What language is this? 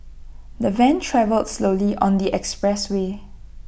English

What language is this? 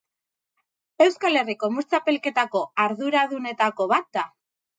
Basque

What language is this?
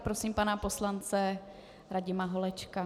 Czech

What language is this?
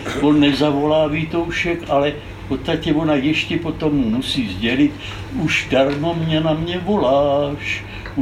Czech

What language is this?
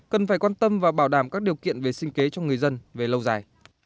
Vietnamese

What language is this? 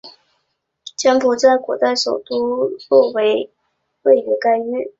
Chinese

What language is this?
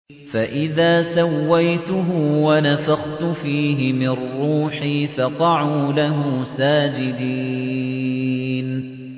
Arabic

